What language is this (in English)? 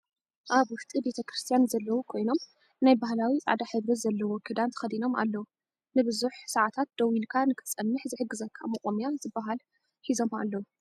Tigrinya